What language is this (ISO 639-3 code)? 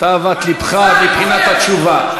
heb